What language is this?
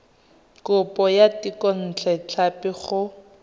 Tswana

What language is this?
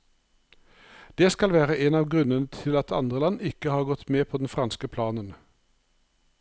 Norwegian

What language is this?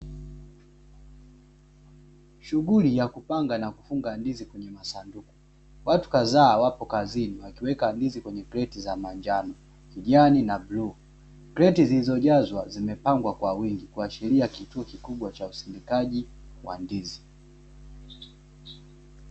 Swahili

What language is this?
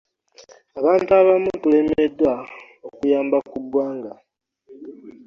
Ganda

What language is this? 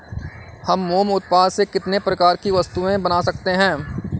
Hindi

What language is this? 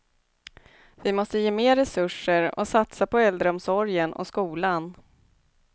Swedish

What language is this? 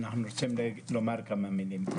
Hebrew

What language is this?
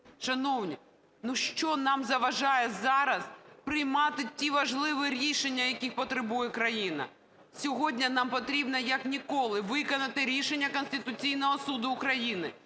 Ukrainian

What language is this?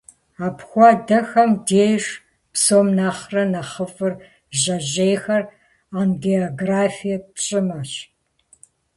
Kabardian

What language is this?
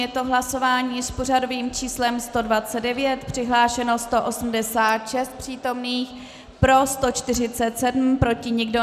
Czech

